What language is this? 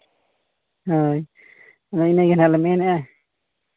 Santali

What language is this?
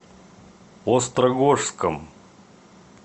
Russian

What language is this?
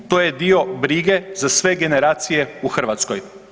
Croatian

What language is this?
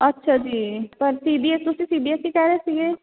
Punjabi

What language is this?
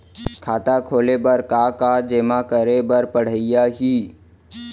Chhattisgarhi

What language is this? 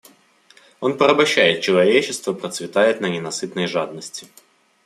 Russian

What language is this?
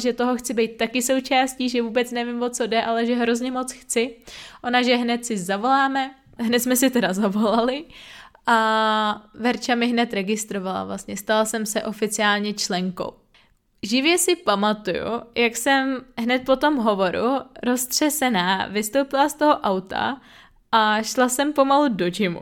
Czech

